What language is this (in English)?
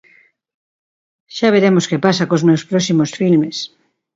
Galician